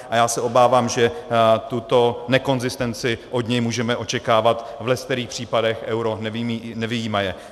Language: Czech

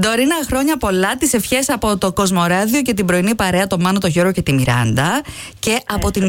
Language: Greek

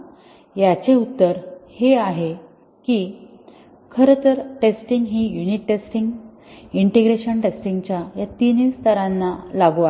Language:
Marathi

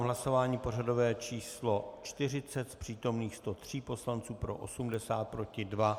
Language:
Czech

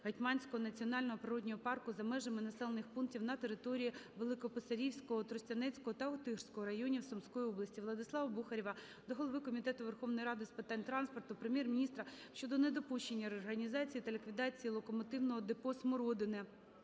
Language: Ukrainian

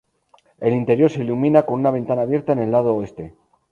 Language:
Spanish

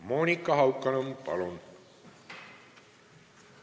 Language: Estonian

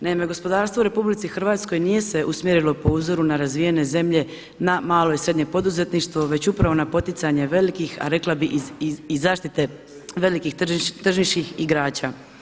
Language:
Croatian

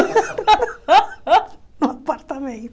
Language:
Portuguese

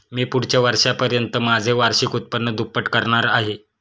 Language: Marathi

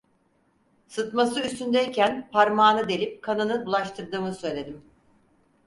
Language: Turkish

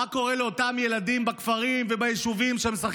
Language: Hebrew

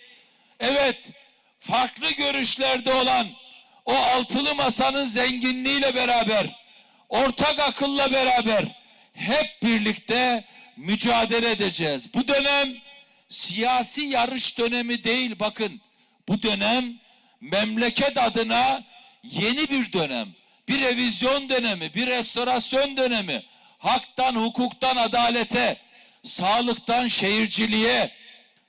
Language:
Turkish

